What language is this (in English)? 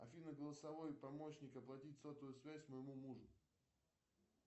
Russian